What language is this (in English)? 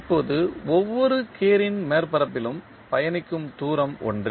Tamil